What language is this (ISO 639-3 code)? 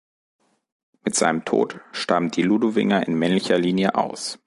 deu